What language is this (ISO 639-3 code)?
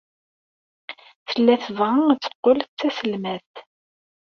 kab